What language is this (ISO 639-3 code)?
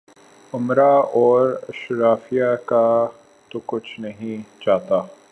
urd